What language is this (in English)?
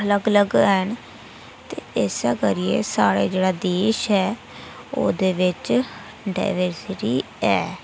Dogri